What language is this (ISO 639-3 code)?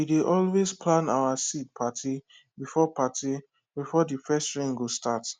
pcm